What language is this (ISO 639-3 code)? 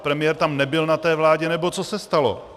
ces